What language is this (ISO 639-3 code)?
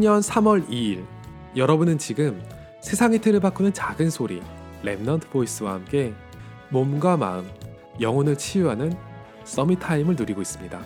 kor